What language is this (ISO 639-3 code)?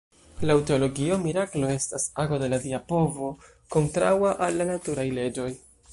epo